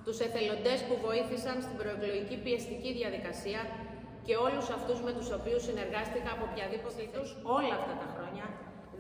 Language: Greek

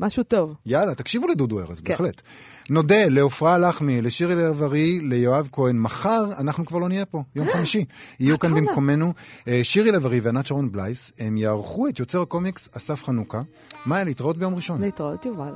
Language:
Hebrew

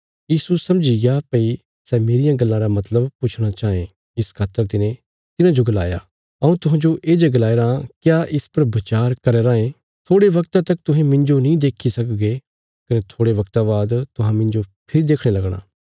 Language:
Bilaspuri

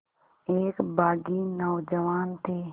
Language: Hindi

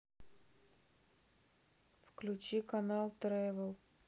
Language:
Russian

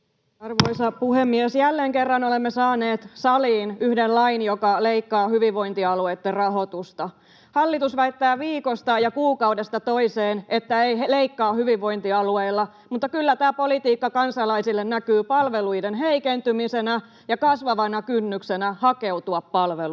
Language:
Finnish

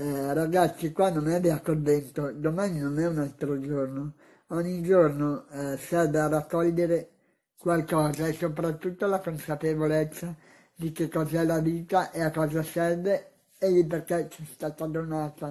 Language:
Italian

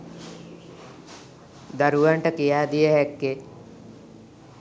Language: Sinhala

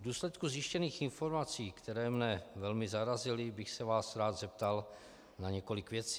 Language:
Czech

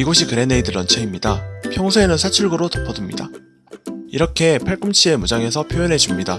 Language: Korean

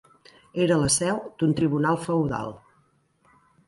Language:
Catalan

